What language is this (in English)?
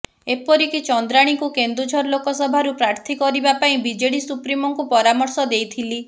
Odia